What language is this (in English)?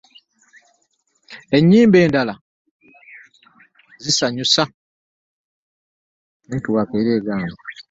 Ganda